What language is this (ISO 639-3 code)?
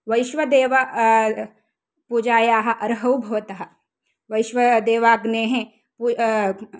san